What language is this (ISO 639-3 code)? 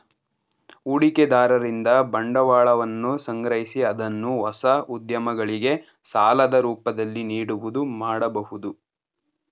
kan